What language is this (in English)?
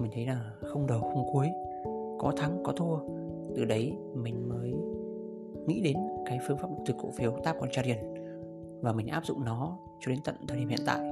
Vietnamese